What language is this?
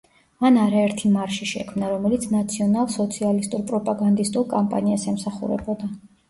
Georgian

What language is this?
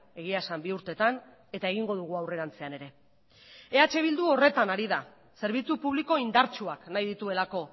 Basque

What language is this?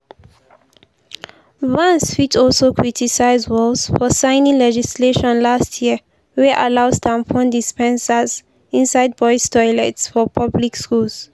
Nigerian Pidgin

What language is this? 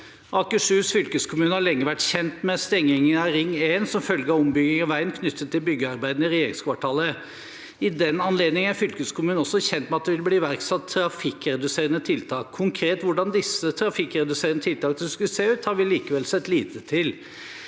Norwegian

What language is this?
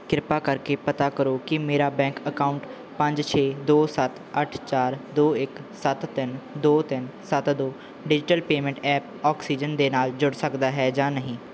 Punjabi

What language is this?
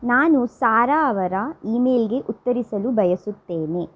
Kannada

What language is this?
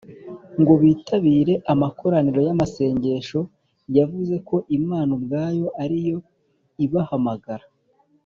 Kinyarwanda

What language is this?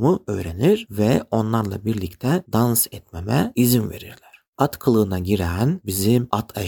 Turkish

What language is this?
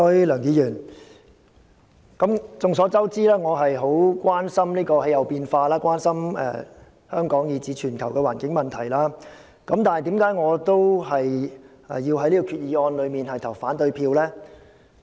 Cantonese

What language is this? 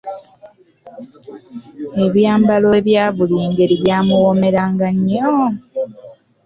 Ganda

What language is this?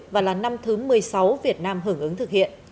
Vietnamese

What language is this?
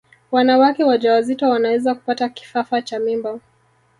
Swahili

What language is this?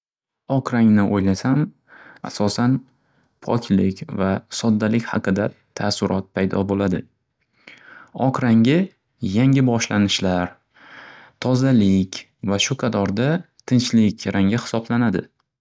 Uzbek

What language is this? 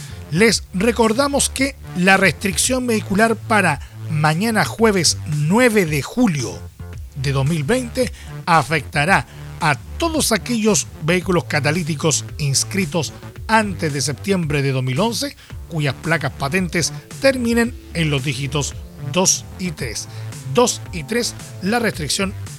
Spanish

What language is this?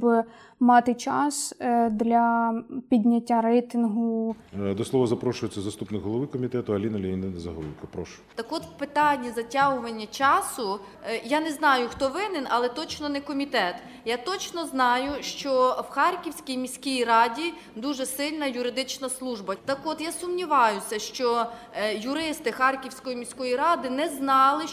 Ukrainian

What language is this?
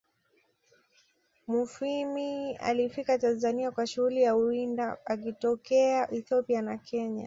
Swahili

